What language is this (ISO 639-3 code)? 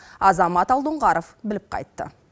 kaz